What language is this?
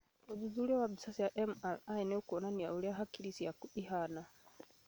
Kikuyu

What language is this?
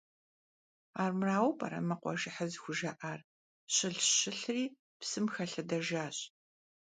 Kabardian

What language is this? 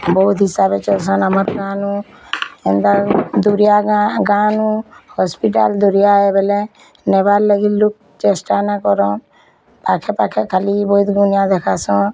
Odia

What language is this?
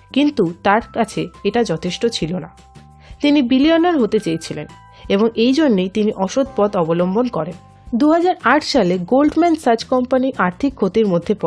Bangla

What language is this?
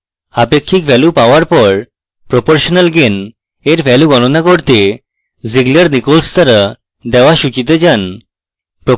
Bangla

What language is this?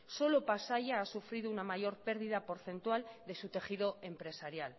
Spanish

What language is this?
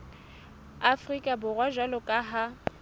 Southern Sotho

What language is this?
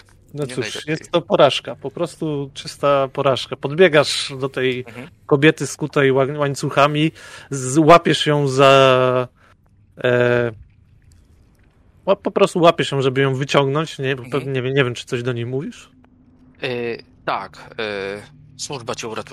Polish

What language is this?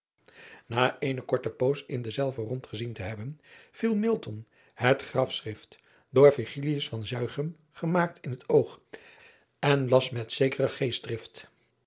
Dutch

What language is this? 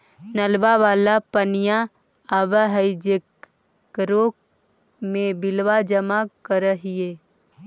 Magahi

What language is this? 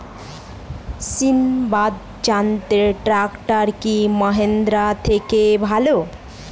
Bangla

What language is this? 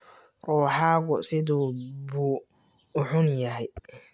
Somali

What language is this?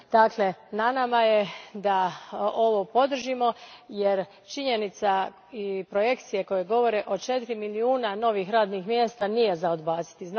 Croatian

